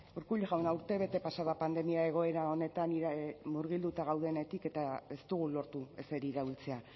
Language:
Basque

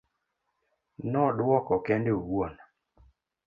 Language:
Luo (Kenya and Tanzania)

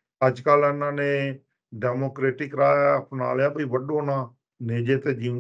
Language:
Punjabi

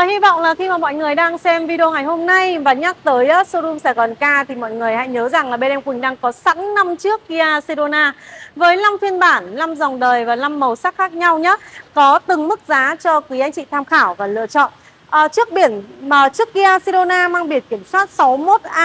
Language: Vietnamese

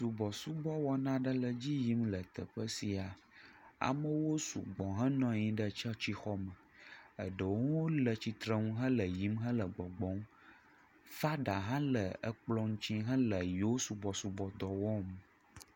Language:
Ewe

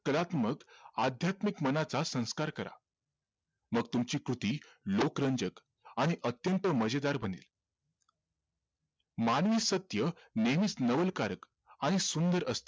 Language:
Marathi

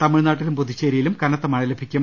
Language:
Malayalam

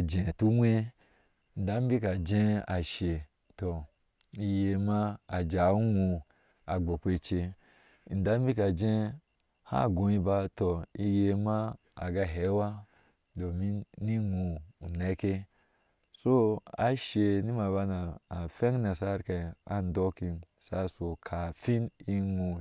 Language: Ashe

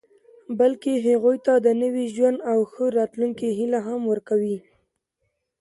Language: Pashto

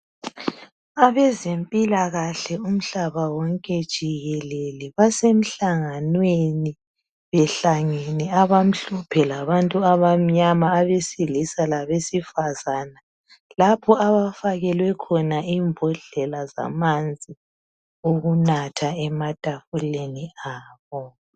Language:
North Ndebele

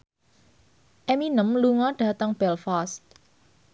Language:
Javanese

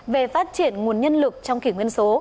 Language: Vietnamese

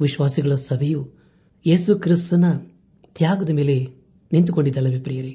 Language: Kannada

